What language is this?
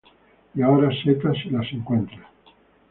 Spanish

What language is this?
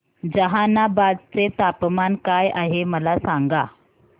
Marathi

